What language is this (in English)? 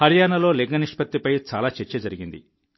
Telugu